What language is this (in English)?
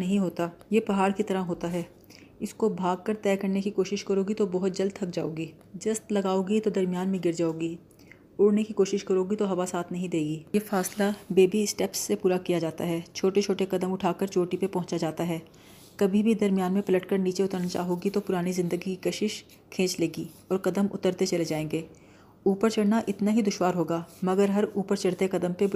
Urdu